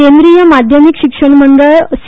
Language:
Konkani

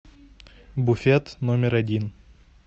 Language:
Russian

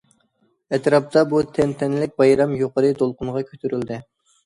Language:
Uyghur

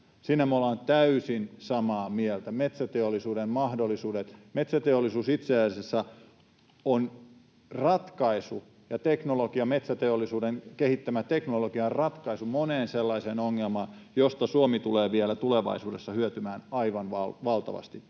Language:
Finnish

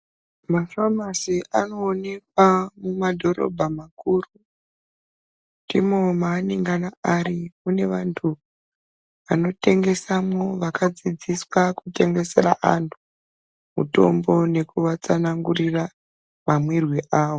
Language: Ndau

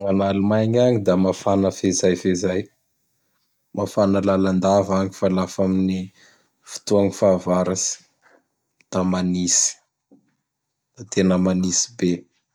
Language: Bara Malagasy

